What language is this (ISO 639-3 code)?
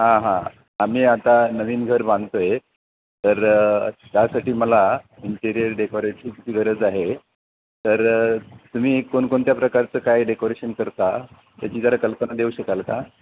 mar